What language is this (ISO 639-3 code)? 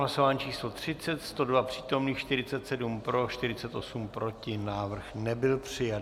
ces